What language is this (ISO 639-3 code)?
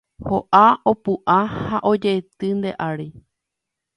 grn